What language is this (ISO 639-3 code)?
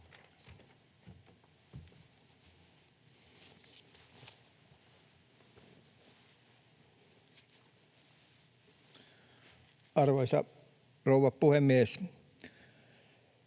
fin